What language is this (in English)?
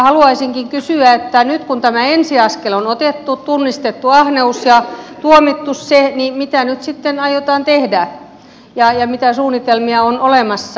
Finnish